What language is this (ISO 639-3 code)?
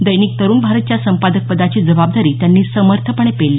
mar